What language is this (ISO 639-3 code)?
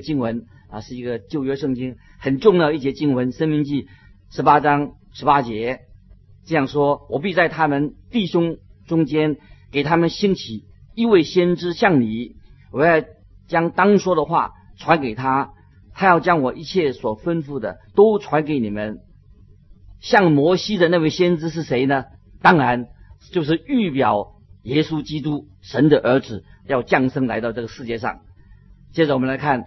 zho